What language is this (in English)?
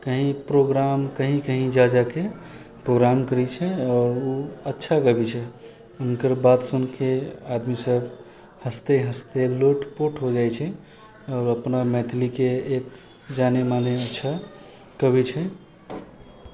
Maithili